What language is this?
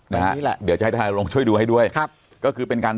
Thai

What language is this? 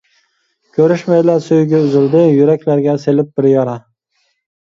Uyghur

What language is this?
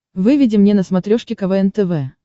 Russian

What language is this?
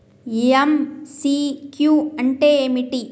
Telugu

